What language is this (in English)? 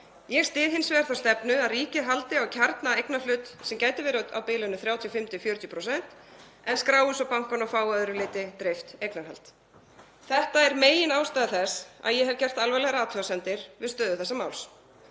Icelandic